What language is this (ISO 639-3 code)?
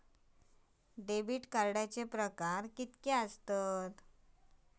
mar